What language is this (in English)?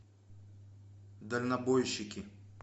Russian